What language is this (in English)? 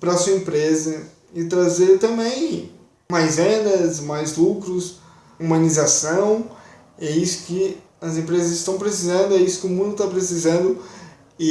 Portuguese